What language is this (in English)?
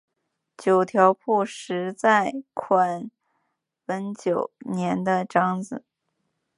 Chinese